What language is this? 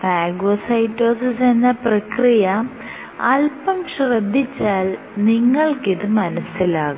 Malayalam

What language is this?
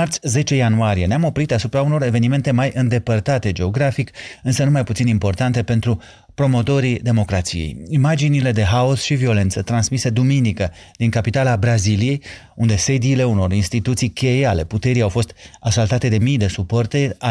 Romanian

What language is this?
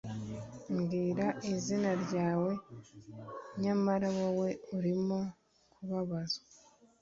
Kinyarwanda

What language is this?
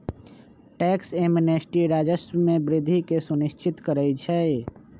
Magahi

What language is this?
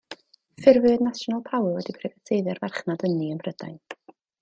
Welsh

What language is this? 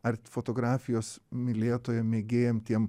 Lithuanian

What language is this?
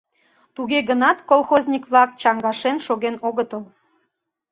Mari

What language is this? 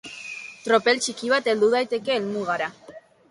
Basque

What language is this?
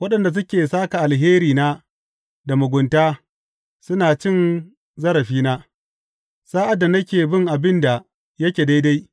Hausa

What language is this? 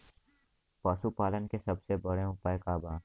Bhojpuri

